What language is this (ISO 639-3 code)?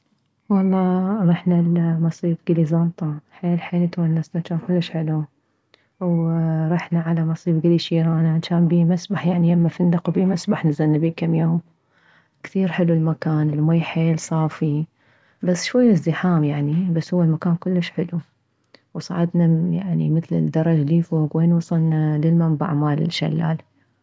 acm